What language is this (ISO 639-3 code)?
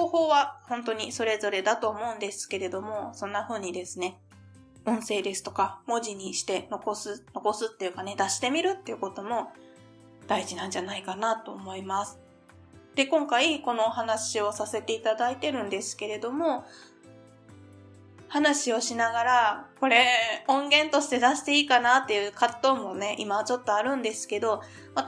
jpn